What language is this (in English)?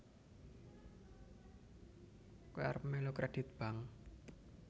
Javanese